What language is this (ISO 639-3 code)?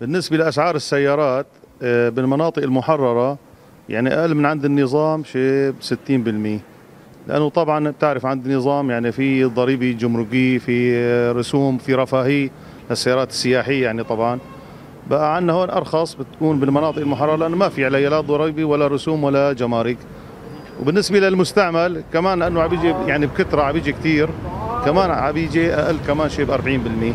ara